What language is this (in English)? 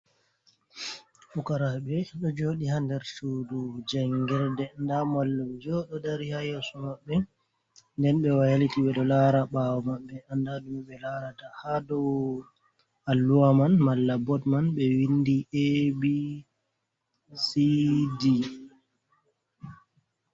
Fula